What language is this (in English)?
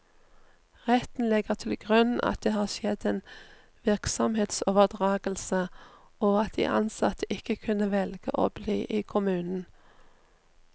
Norwegian